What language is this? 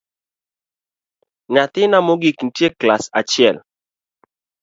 Luo (Kenya and Tanzania)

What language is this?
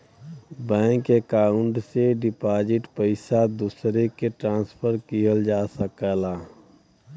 Bhojpuri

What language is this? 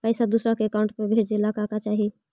Magahi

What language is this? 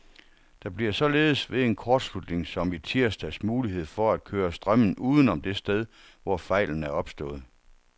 Danish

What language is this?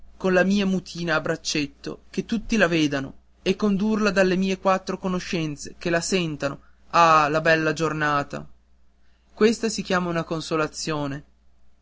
Italian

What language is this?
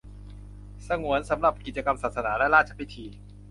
Thai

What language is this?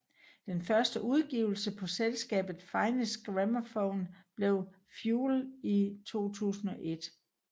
Danish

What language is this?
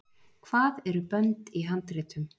Icelandic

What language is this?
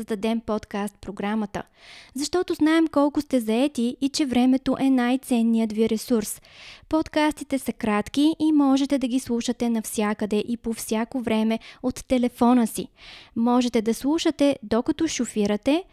Bulgarian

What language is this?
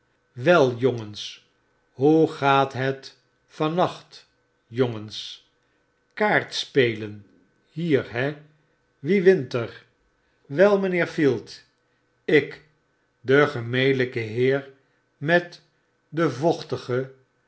Dutch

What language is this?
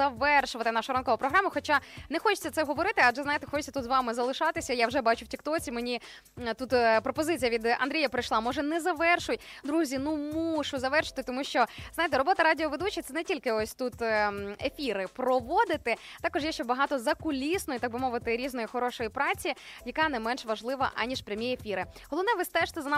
Ukrainian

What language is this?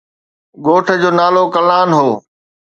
Sindhi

